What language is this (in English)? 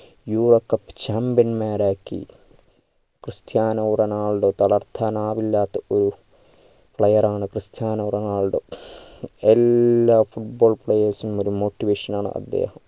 Malayalam